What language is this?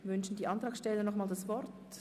Swiss German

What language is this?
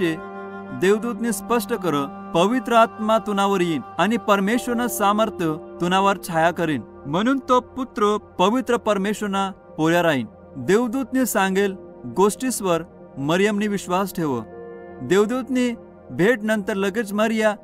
Marathi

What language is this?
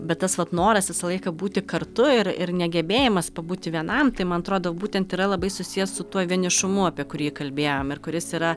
Lithuanian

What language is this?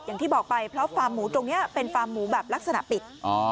Thai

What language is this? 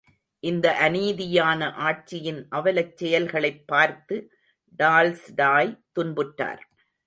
Tamil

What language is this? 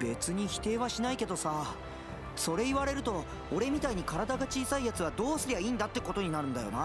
Japanese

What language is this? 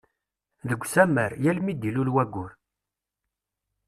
Kabyle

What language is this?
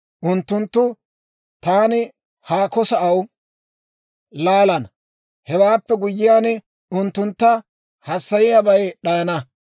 Dawro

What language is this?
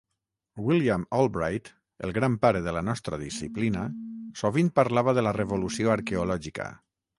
Catalan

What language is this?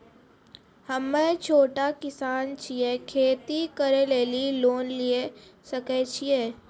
Maithili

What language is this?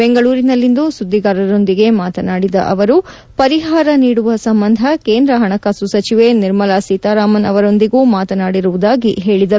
Kannada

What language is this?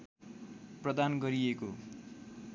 Nepali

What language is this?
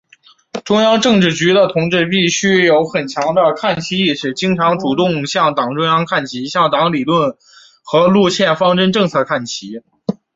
Chinese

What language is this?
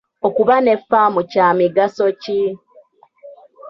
Ganda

